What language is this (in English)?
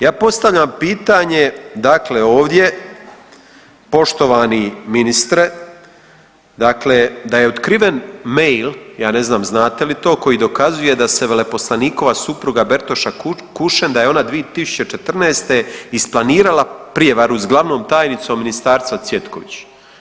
Croatian